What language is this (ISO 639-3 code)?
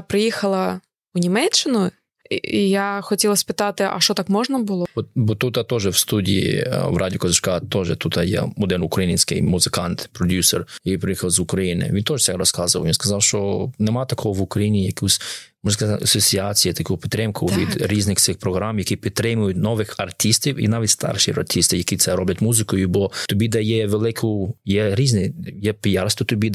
ukr